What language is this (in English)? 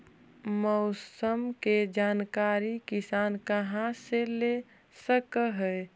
Magahi